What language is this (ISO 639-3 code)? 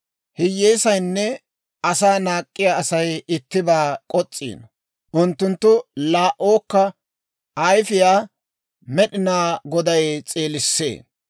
dwr